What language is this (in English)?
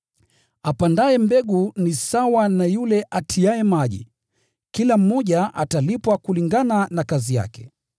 Swahili